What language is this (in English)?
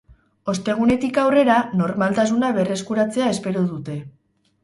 Basque